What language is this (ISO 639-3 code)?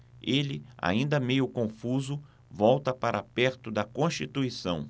por